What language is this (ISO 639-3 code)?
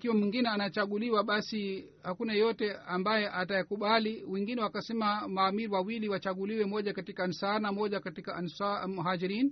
swa